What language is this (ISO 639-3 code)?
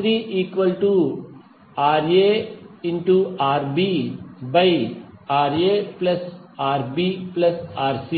tel